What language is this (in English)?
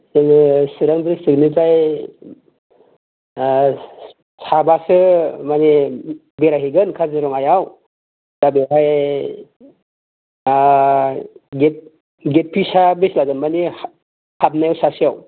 Bodo